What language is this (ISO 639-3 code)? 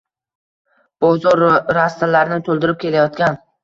uzb